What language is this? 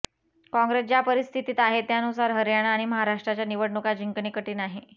Marathi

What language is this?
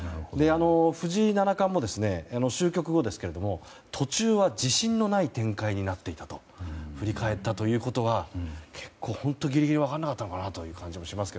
Japanese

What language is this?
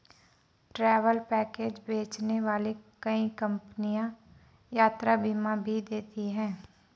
Hindi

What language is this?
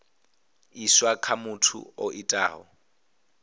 Venda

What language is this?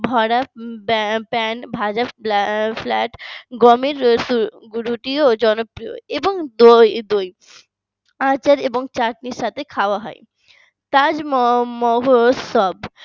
Bangla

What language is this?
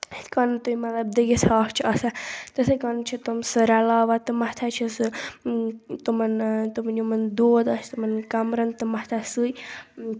Kashmiri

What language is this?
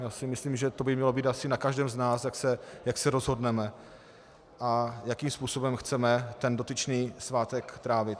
Czech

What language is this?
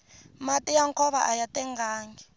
Tsonga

